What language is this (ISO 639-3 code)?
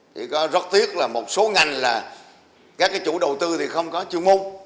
vie